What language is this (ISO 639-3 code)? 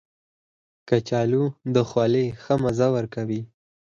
pus